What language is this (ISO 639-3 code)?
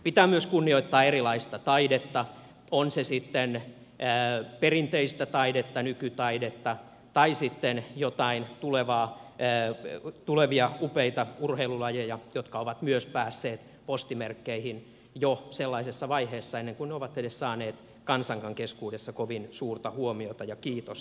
fin